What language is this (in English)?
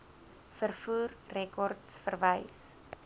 Afrikaans